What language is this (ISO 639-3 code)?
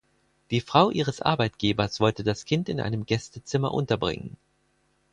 deu